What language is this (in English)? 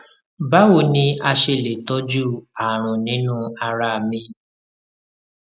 Yoruba